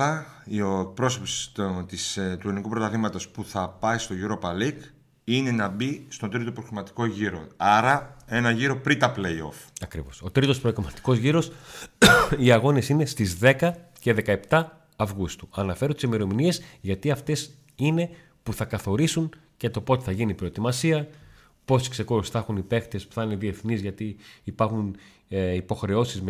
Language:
Greek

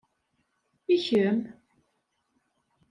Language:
Kabyle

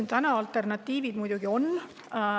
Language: Estonian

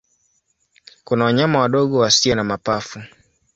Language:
Swahili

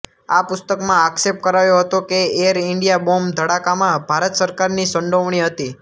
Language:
Gujarati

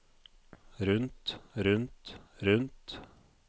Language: Norwegian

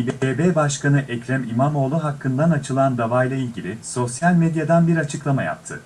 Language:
Turkish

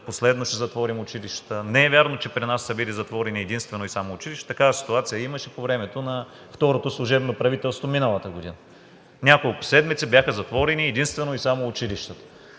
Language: Bulgarian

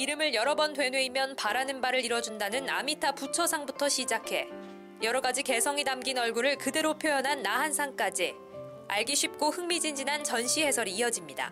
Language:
Korean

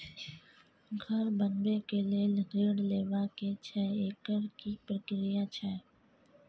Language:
Maithili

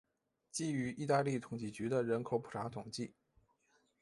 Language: Chinese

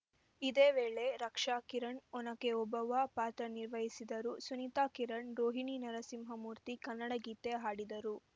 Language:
Kannada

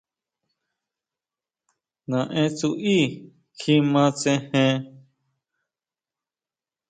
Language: Huautla Mazatec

